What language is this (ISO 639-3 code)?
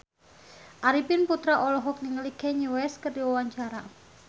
sun